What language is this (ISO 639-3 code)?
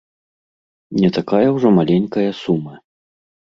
bel